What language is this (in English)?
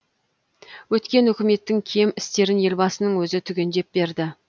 Kazakh